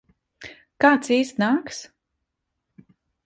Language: Latvian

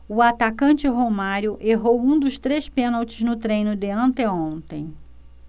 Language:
Portuguese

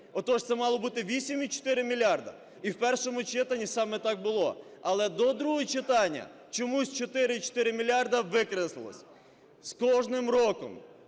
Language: Ukrainian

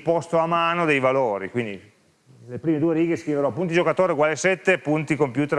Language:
Italian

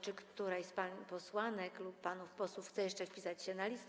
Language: Polish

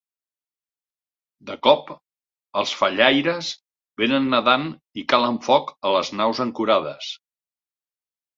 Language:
Catalan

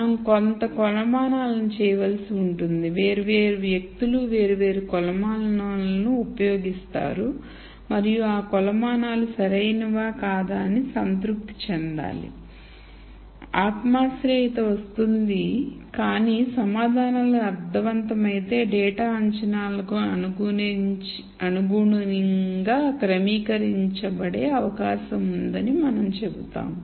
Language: Telugu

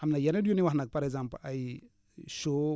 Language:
Wolof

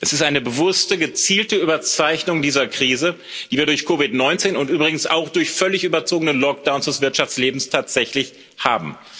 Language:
German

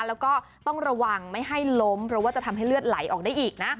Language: Thai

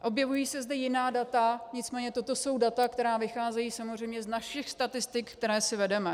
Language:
Czech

